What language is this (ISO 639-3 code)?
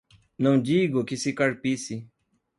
por